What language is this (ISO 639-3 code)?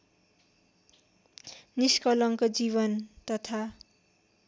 nep